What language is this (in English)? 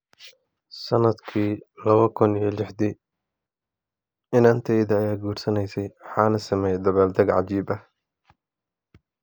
Somali